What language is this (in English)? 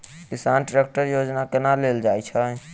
Maithili